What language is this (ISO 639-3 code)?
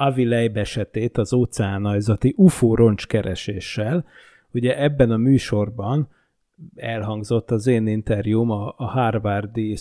hun